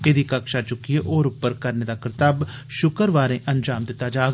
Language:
Dogri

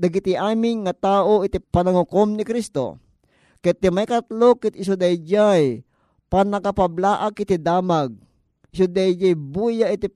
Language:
Filipino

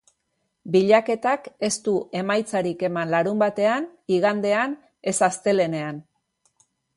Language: Basque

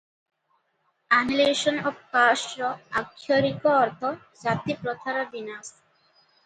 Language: Odia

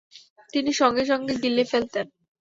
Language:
Bangla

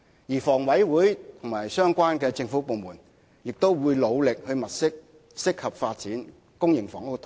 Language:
Cantonese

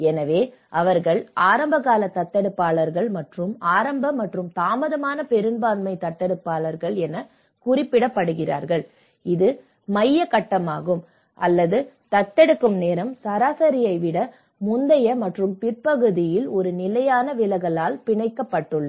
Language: Tamil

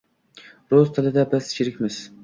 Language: Uzbek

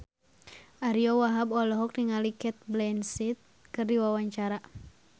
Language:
Sundanese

